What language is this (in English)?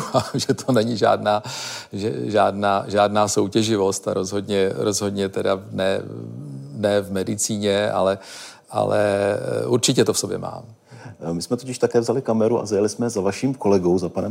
Czech